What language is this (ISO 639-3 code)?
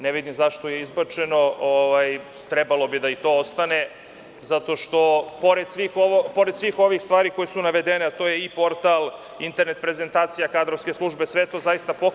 srp